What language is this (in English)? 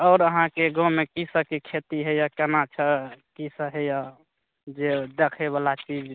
Maithili